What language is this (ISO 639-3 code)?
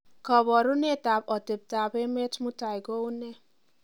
kln